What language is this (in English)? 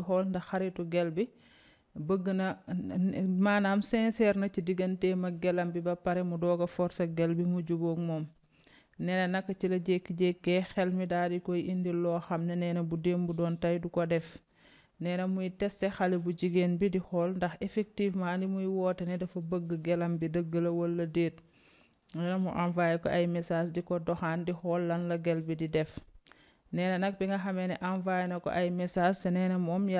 Indonesian